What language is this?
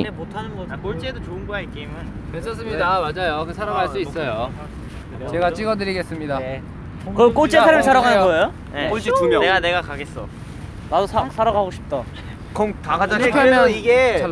Korean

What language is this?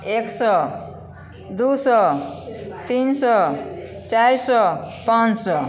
Maithili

